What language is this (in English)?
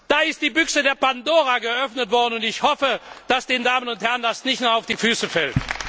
German